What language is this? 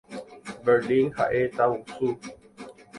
Guarani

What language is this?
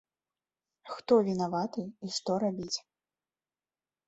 Belarusian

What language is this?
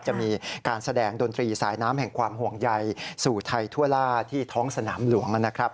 Thai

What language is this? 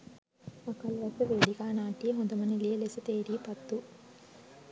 Sinhala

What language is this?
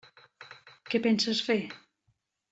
Catalan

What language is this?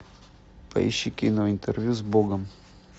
Russian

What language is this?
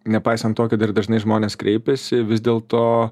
Lithuanian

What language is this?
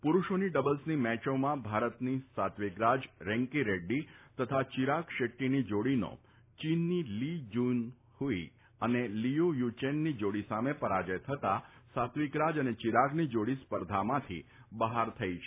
Gujarati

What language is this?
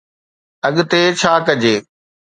Sindhi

